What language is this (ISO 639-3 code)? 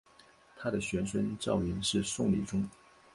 zho